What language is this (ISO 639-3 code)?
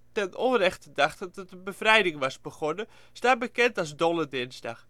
nld